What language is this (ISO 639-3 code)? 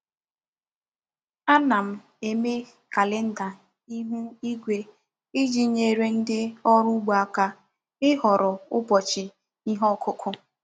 ibo